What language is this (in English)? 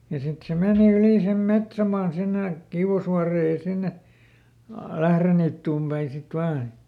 Finnish